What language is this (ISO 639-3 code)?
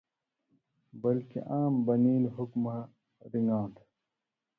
mvy